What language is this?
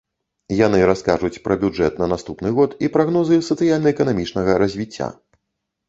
Belarusian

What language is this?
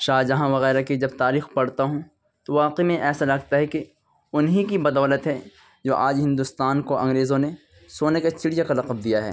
Urdu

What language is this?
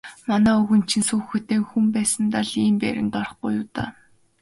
Mongolian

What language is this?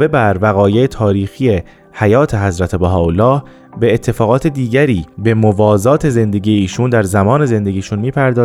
Persian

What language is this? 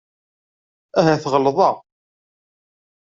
Kabyle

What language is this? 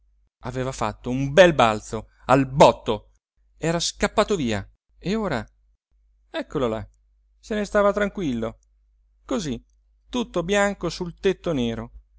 Italian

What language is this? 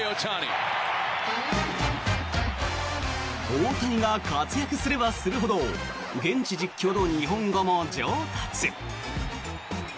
Japanese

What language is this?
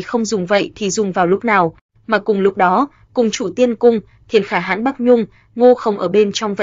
Vietnamese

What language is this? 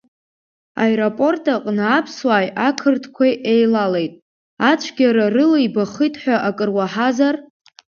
Abkhazian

